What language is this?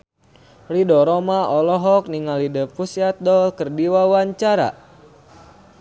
Sundanese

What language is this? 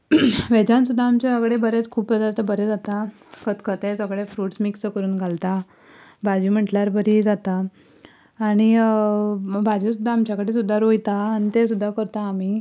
Konkani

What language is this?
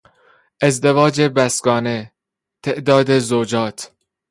Persian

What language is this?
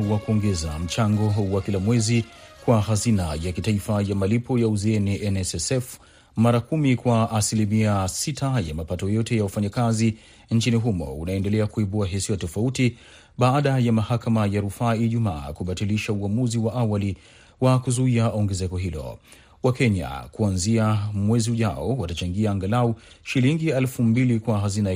Swahili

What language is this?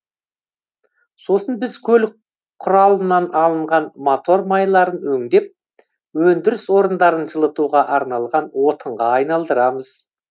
Kazakh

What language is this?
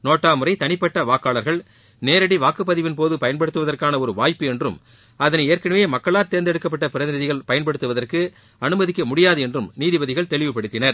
Tamil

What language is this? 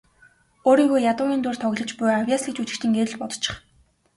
Mongolian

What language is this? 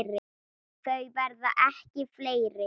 Icelandic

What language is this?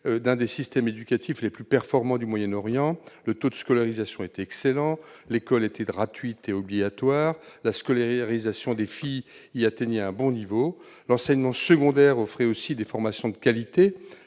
French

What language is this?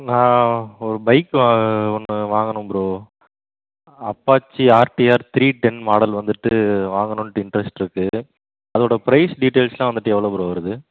Tamil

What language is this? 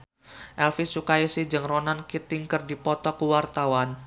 Sundanese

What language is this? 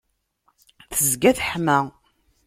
Kabyle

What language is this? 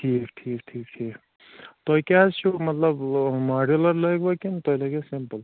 Kashmiri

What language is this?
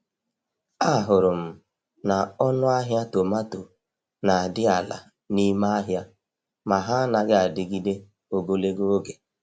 Igbo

